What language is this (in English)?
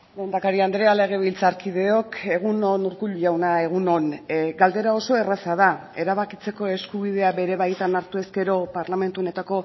Basque